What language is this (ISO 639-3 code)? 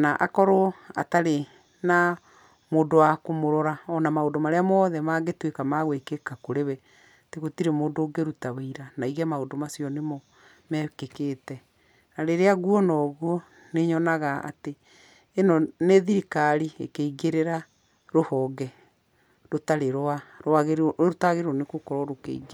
kik